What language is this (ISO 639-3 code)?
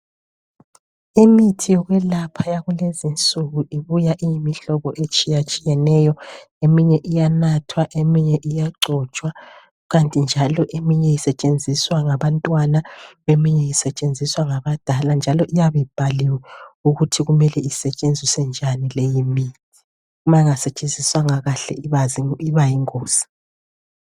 nde